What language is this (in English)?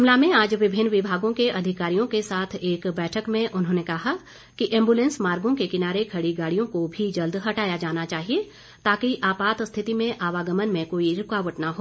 Hindi